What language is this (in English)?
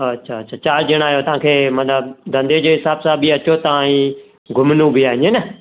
Sindhi